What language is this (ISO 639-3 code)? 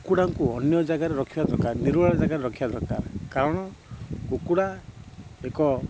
ori